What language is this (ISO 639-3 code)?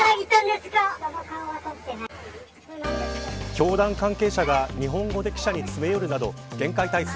jpn